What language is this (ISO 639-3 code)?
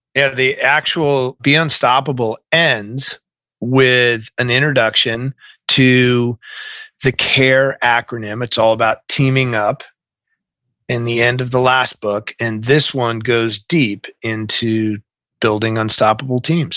eng